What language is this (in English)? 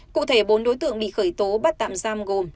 Vietnamese